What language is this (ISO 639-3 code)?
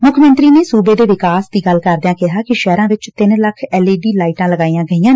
pan